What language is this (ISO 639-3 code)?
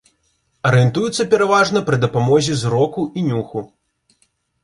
bel